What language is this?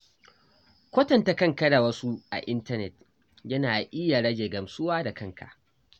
Hausa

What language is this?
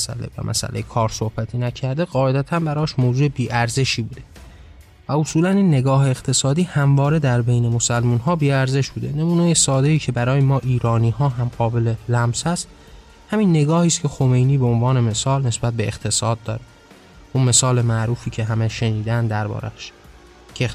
Persian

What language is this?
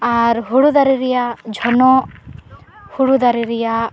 Santali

